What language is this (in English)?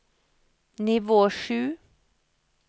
Norwegian